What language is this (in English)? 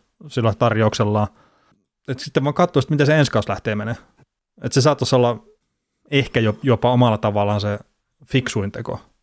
Finnish